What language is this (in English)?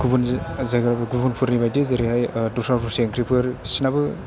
Bodo